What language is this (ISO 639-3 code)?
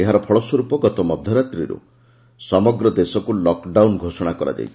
ori